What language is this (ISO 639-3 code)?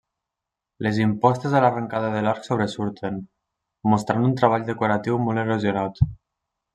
cat